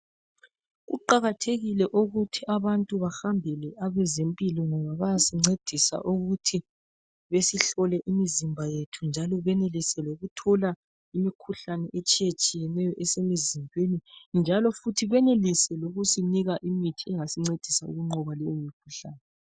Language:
North Ndebele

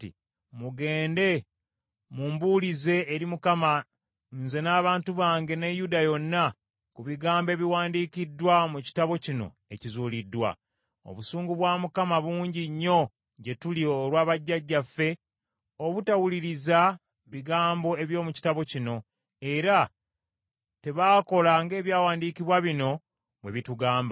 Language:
Ganda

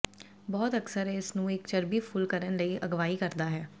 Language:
Punjabi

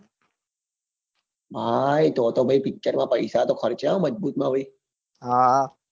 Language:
Gujarati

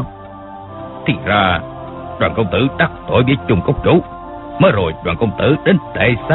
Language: Vietnamese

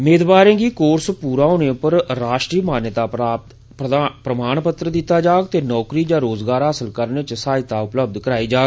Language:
Dogri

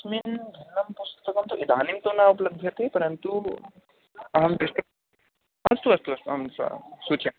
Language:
Sanskrit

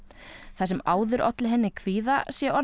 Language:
Icelandic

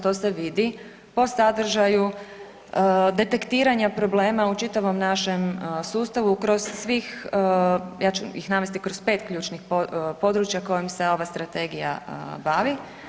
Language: Croatian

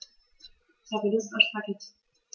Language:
German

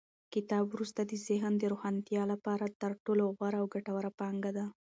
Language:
Pashto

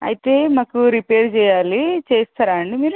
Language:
Telugu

